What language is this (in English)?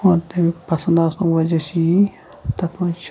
Kashmiri